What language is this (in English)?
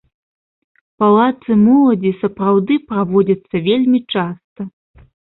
Belarusian